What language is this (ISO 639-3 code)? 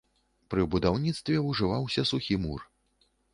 bel